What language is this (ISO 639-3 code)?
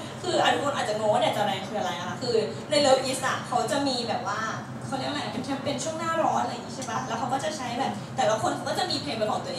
tha